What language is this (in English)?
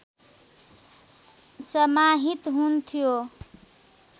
Nepali